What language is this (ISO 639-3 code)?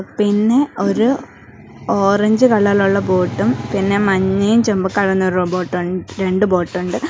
mal